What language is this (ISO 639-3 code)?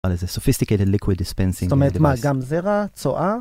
heb